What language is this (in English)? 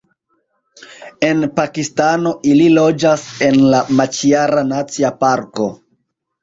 Esperanto